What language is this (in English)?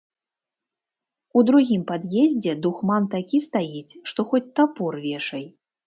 Belarusian